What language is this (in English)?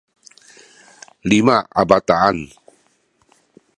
Sakizaya